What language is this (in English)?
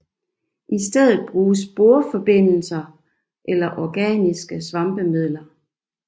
Danish